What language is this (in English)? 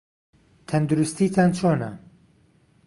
Central Kurdish